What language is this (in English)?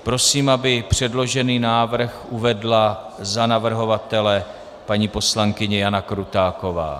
Czech